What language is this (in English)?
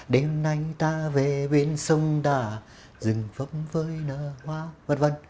Vietnamese